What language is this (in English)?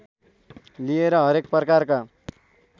Nepali